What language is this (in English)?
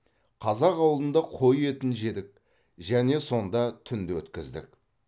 Kazakh